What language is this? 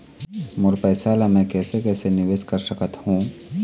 Chhattisgarhi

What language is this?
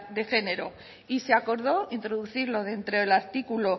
Spanish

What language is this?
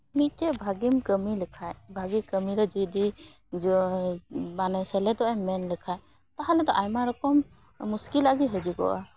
Santali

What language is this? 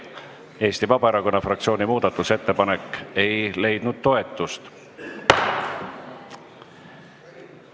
Estonian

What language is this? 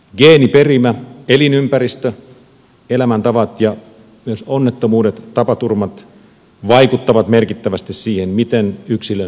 Finnish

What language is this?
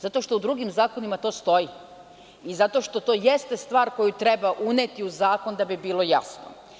Serbian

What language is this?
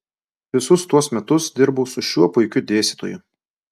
Lithuanian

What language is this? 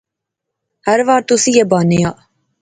Pahari-Potwari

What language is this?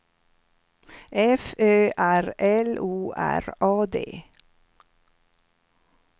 Swedish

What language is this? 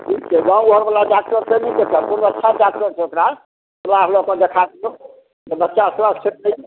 Maithili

